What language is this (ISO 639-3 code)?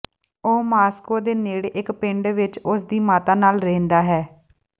pan